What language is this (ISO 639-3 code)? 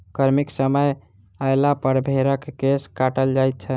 mai